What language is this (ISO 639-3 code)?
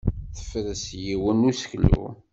kab